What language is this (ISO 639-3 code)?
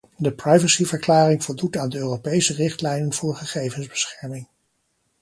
nld